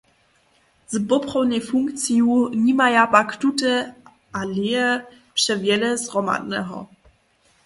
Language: Upper Sorbian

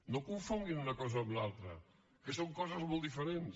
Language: Catalan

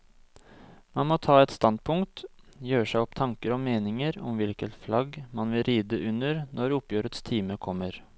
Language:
Norwegian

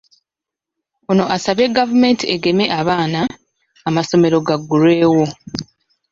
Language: Ganda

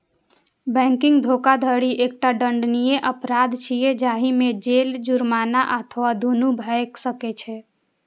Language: Maithili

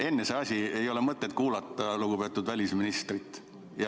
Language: Estonian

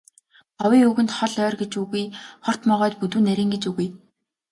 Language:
Mongolian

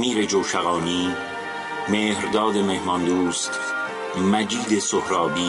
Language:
Persian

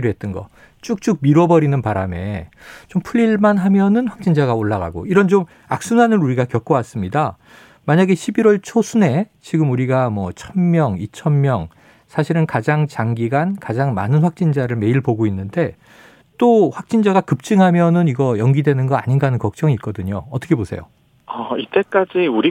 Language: Korean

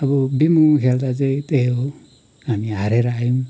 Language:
Nepali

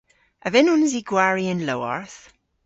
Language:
Cornish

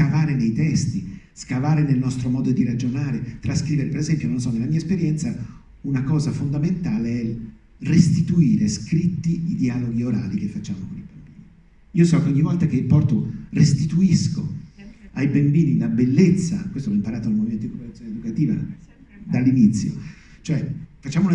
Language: Italian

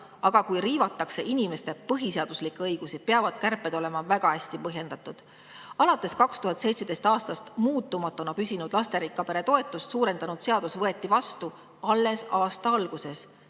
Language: Estonian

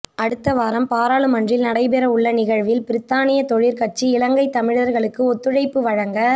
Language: Tamil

